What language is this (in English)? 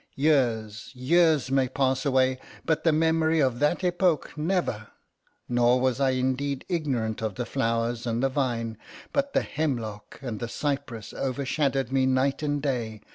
English